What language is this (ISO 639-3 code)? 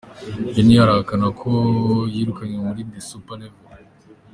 kin